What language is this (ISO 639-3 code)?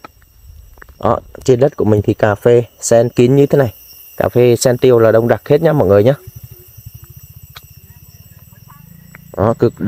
vie